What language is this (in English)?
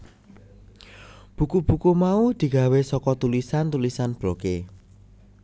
Javanese